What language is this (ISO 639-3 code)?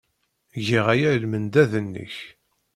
kab